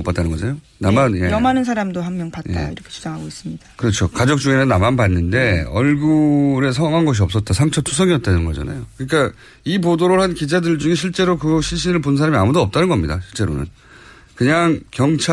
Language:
Korean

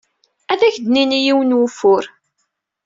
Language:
Kabyle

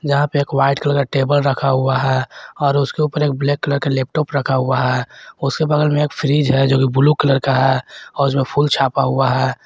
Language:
Hindi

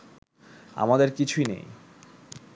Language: Bangla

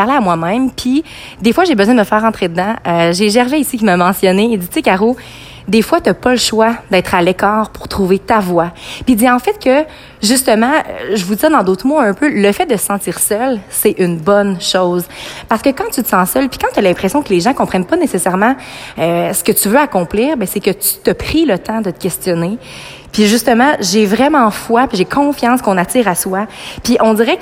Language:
French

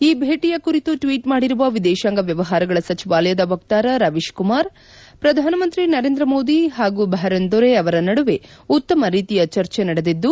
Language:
Kannada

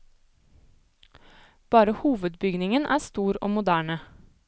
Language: Norwegian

